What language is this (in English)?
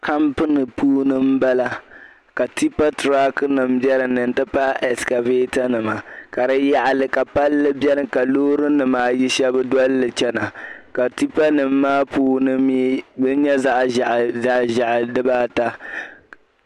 Dagbani